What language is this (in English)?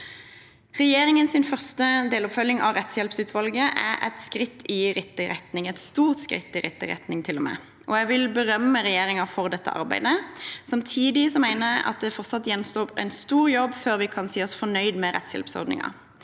Norwegian